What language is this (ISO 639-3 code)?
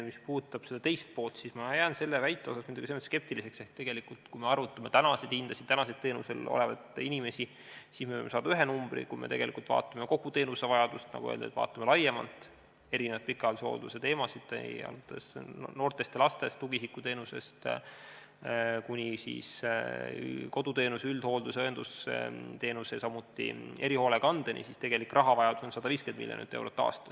est